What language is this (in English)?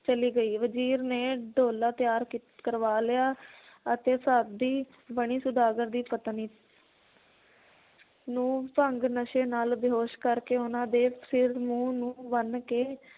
Punjabi